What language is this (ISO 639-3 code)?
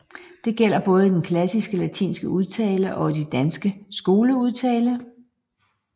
dan